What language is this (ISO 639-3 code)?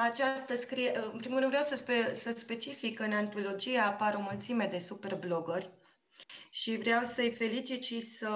ron